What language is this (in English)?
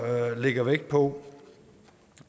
Danish